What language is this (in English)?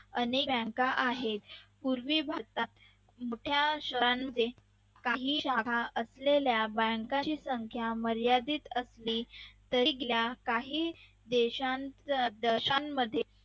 Marathi